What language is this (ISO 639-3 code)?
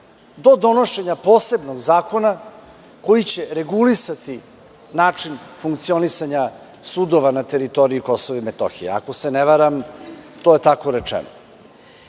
srp